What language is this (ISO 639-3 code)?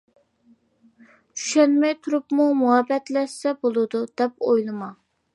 uig